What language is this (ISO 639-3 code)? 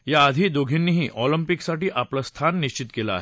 mar